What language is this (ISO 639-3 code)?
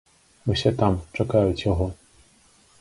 bel